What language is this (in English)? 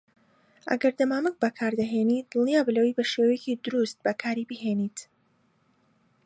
Central Kurdish